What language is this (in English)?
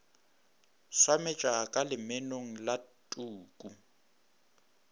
Northern Sotho